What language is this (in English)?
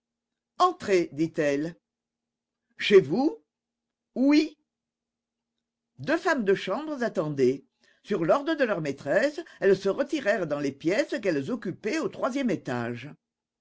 French